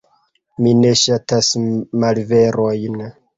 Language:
Esperanto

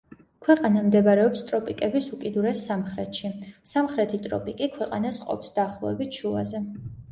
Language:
Georgian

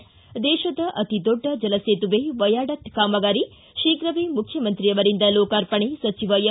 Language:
Kannada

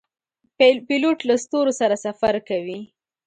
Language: Pashto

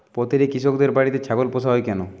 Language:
Bangla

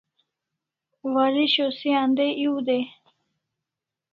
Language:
Kalasha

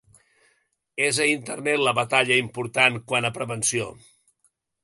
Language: Catalan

